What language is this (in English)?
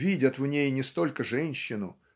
Russian